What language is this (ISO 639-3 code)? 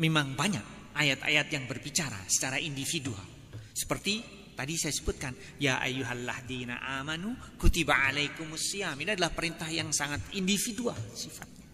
ind